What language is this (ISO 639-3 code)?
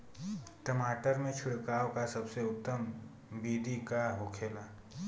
bho